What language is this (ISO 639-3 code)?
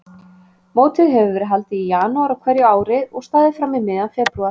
isl